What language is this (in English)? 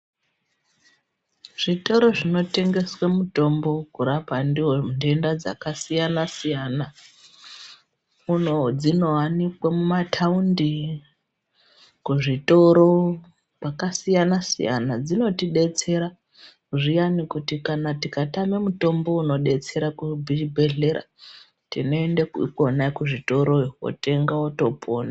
Ndau